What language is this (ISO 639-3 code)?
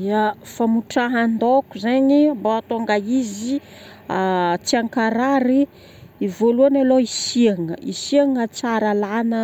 bmm